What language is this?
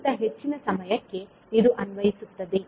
Kannada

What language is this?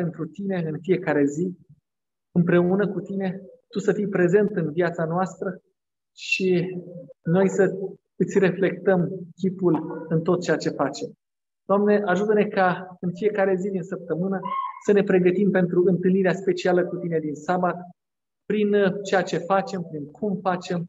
Romanian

